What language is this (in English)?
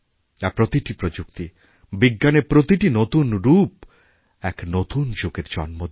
Bangla